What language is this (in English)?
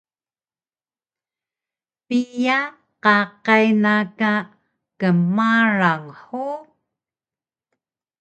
Taroko